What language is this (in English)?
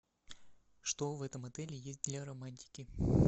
Russian